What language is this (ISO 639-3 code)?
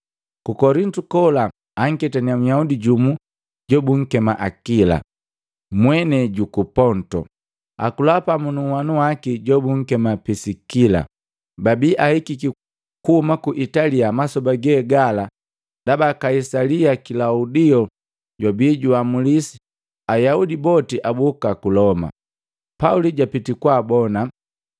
mgv